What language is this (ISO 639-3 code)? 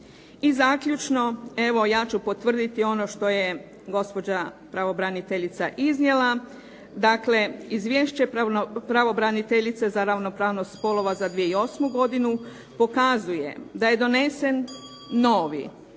hrv